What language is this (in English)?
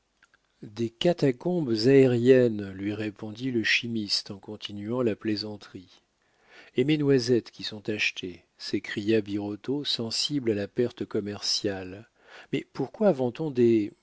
French